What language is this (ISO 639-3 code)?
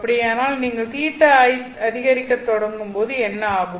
tam